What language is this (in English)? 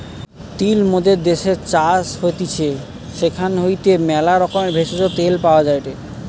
Bangla